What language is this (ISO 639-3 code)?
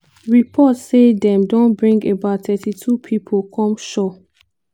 pcm